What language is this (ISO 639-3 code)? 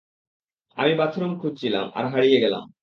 ben